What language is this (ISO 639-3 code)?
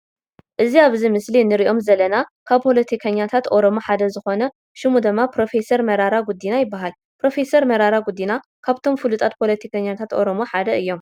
tir